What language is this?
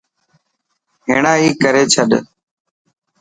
Dhatki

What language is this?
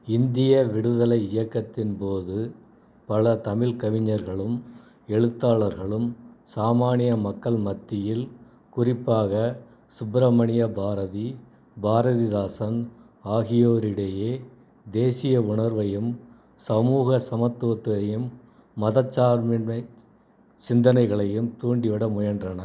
Tamil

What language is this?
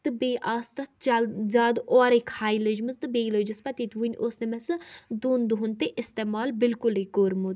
Kashmiri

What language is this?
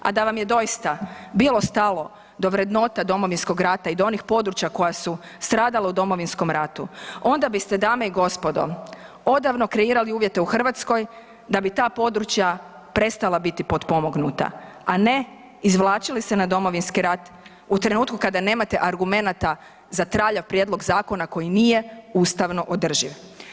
Croatian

